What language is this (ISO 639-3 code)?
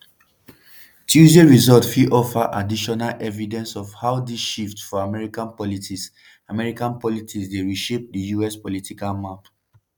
pcm